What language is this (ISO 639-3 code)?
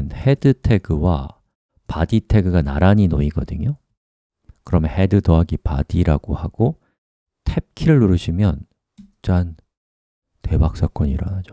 kor